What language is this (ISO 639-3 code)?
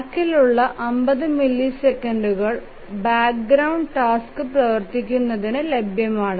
mal